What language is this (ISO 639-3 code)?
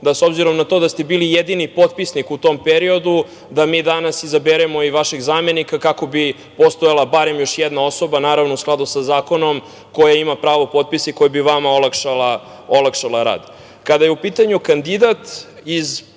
srp